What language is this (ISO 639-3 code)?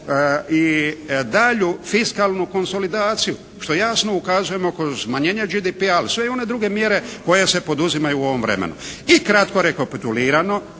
hrv